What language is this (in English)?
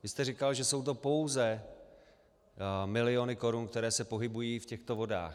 Czech